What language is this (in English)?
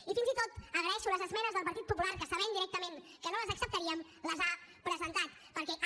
Catalan